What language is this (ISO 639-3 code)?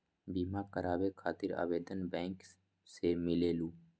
mag